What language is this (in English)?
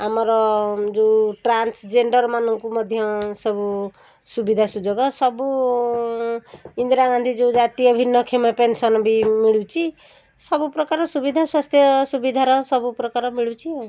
Odia